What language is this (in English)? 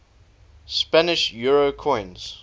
English